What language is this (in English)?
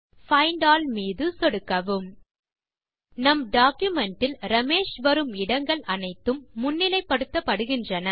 Tamil